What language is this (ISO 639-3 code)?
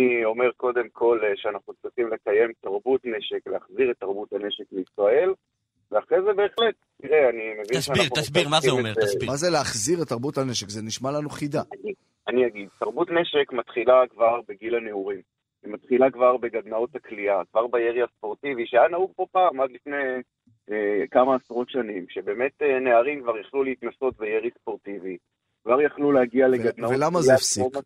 heb